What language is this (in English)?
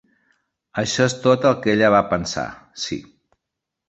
Catalan